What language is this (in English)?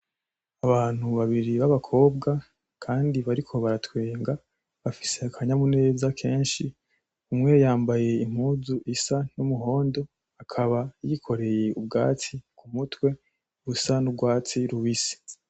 Rundi